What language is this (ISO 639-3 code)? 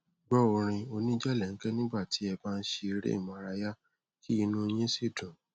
yor